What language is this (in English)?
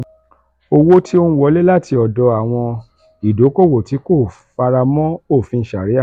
Yoruba